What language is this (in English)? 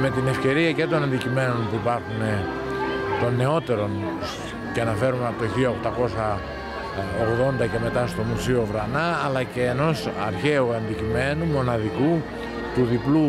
Greek